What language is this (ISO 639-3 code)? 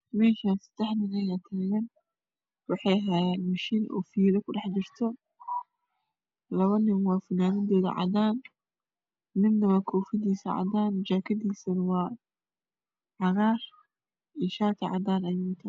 som